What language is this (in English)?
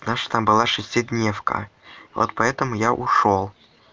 Russian